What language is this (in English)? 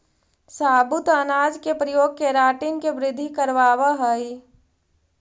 Magahi